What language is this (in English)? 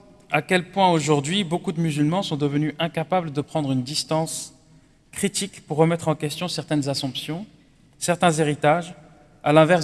French